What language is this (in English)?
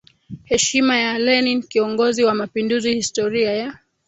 Swahili